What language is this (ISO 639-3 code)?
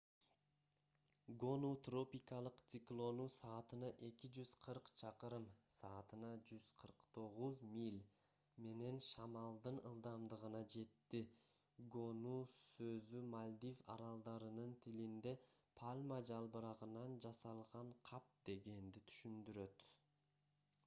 kir